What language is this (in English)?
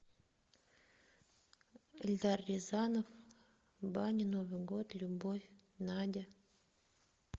Russian